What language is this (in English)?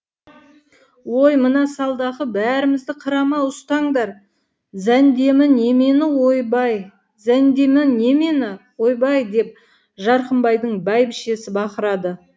Kazakh